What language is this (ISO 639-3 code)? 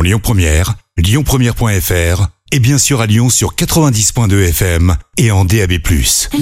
fra